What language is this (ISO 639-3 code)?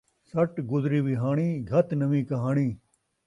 skr